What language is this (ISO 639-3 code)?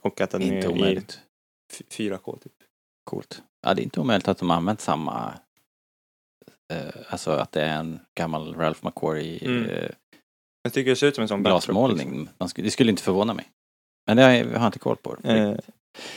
swe